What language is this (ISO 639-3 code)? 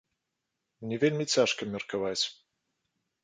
bel